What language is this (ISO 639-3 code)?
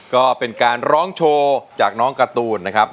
tha